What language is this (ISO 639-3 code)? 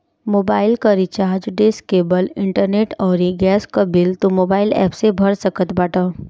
bho